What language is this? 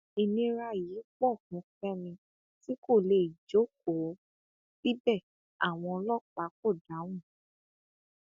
Yoruba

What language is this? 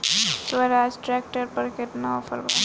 Bhojpuri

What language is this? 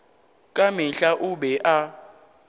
Northern Sotho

